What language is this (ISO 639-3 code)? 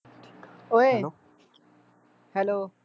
pan